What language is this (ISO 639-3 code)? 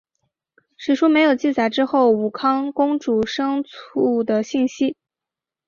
zho